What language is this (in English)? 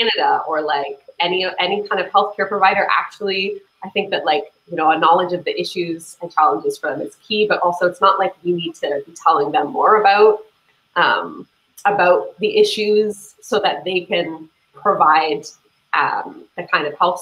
English